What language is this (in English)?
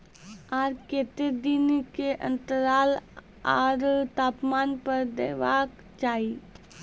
Maithili